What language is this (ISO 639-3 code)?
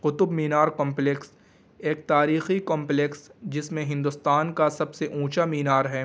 urd